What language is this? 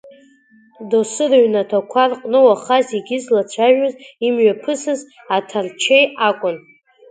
Abkhazian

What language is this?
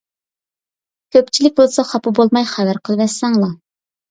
Uyghur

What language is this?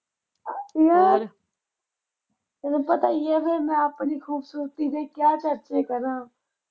Punjabi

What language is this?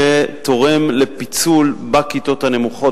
Hebrew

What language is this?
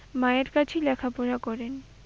Bangla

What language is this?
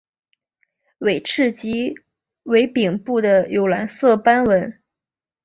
Chinese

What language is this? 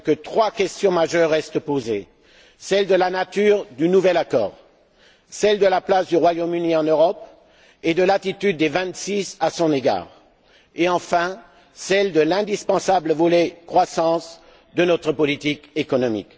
French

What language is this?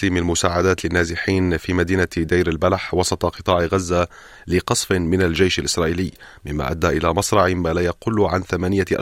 Arabic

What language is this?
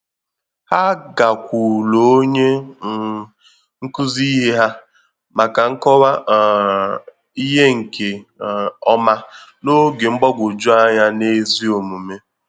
Igbo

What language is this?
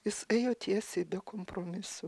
Lithuanian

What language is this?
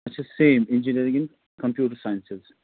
Kashmiri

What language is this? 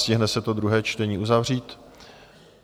Czech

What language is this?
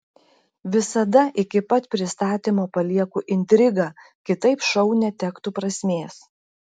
Lithuanian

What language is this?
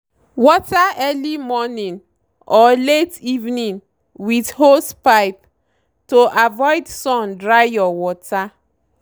Nigerian Pidgin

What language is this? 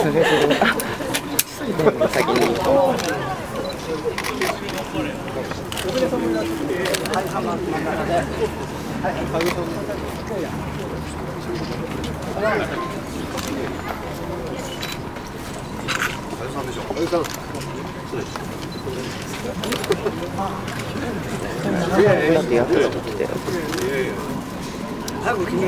Japanese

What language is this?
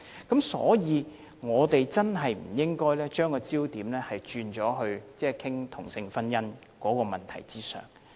Cantonese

